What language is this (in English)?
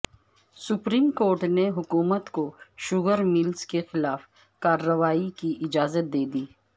Urdu